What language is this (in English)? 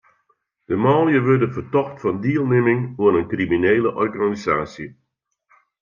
Western Frisian